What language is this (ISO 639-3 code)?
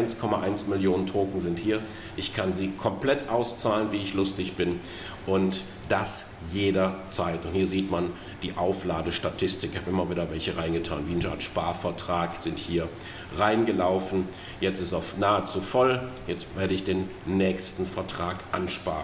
deu